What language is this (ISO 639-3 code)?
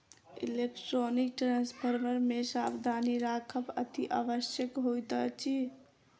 mai